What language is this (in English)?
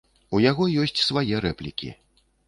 Belarusian